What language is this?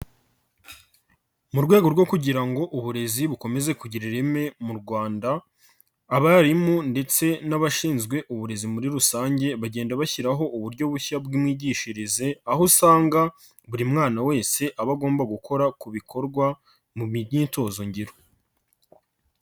Kinyarwanda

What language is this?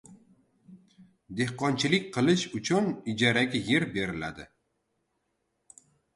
Uzbek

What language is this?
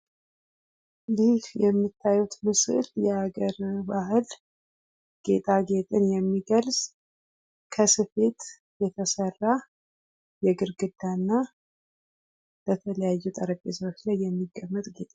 Amharic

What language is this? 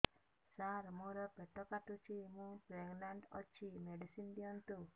Odia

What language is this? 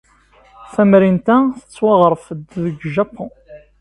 Kabyle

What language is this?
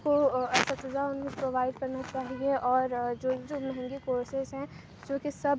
Urdu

